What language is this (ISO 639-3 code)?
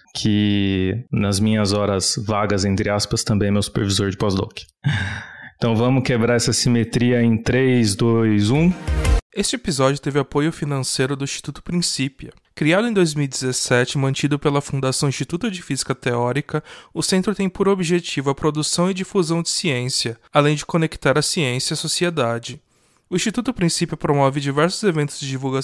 por